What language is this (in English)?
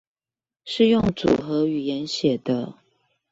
Chinese